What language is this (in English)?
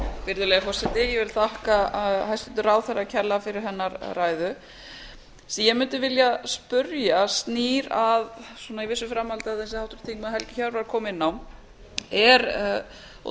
Icelandic